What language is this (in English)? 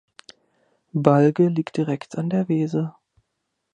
German